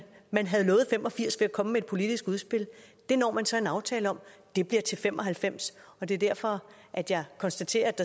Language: Danish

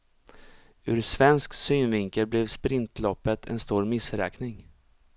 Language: Swedish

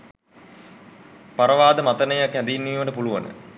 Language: Sinhala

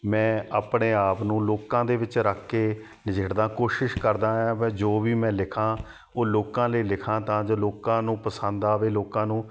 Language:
Punjabi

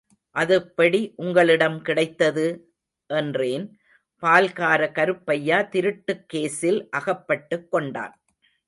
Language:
Tamil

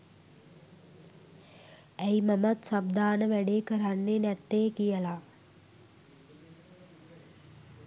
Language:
Sinhala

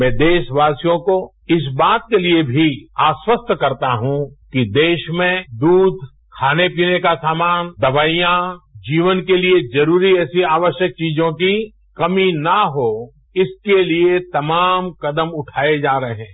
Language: Hindi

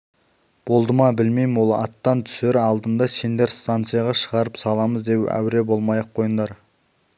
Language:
Kazakh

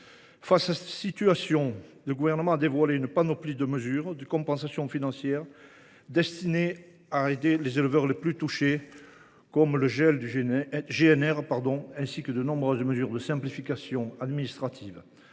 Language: French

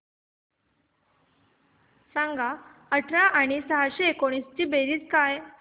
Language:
Marathi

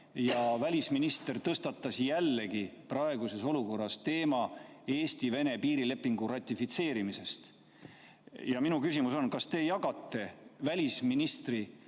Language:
Estonian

